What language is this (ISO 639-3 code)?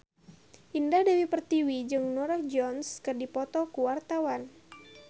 sun